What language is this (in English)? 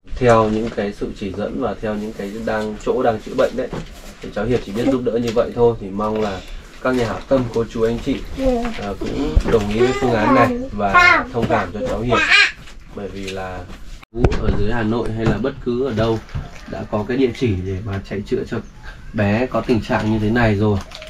Vietnamese